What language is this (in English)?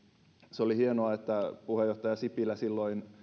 Finnish